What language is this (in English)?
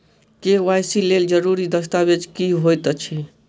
Maithili